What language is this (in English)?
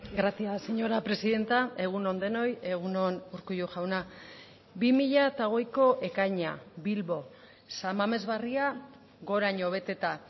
Basque